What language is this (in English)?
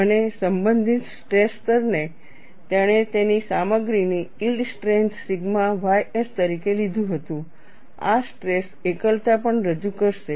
Gujarati